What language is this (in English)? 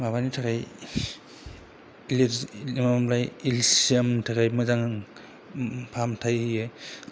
Bodo